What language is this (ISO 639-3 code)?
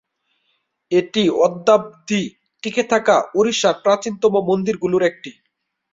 ben